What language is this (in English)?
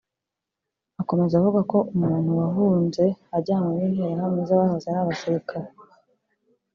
Kinyarwanda